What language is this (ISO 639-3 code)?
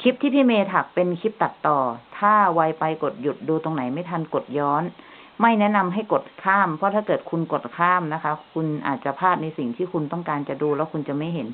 tha